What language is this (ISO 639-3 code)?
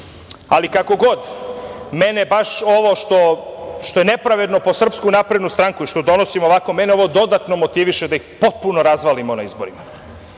srp